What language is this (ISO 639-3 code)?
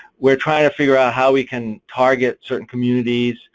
eng